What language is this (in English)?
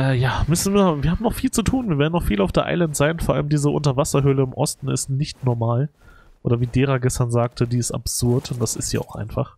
German